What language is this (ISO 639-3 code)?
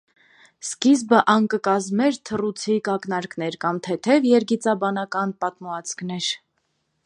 hye